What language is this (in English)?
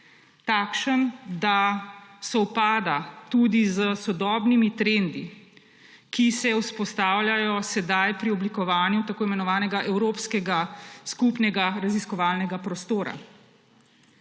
Slovenian